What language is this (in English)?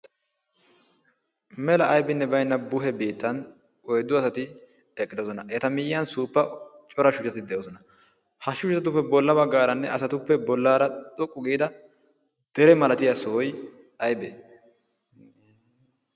Wolaytta